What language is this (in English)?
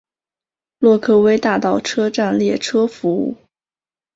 Chinese